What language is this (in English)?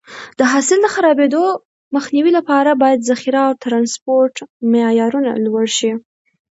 Pashto